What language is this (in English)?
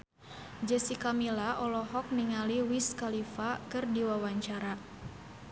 Sundanese